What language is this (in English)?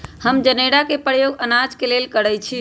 Magahi